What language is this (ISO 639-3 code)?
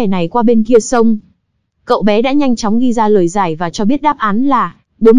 vie